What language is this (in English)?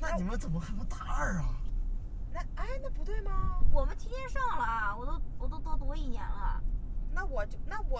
Chinese